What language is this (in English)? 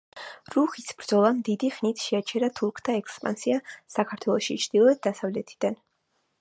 Georgian